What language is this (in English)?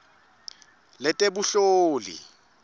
Swati